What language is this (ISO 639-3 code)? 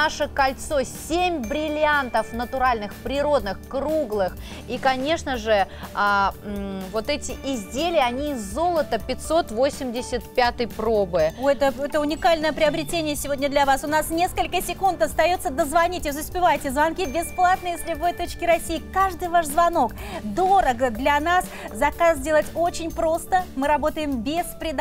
rus